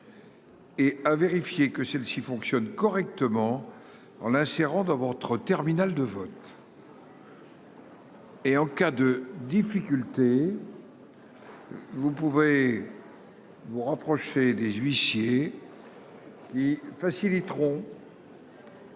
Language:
French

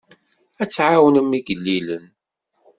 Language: Kabyle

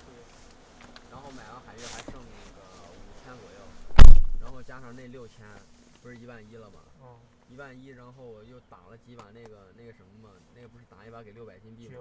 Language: Chinese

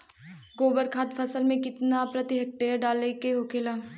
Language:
Bhojpuri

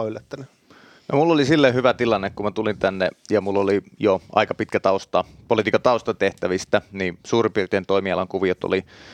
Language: Finnish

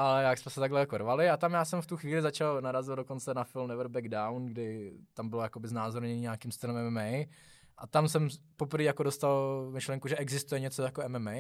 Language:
Czech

